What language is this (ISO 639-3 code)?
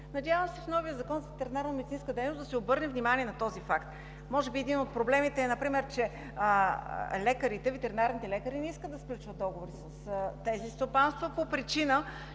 bul